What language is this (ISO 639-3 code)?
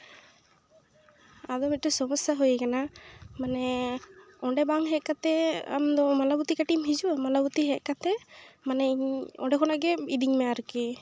sat